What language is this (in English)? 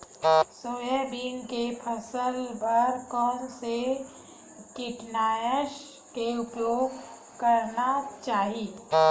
Chhattisgarhi